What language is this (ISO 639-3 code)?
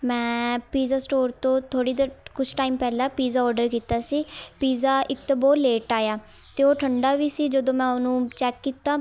pan